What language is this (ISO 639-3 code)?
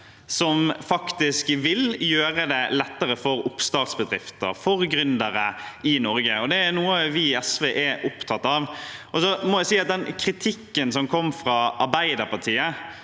nor